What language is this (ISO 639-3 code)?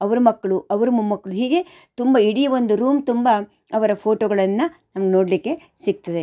kan